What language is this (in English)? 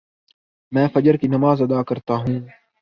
Urdu